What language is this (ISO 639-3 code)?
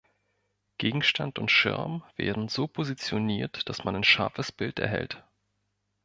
deu